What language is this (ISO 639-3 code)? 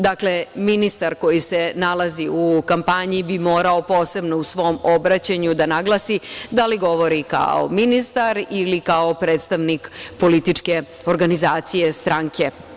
srp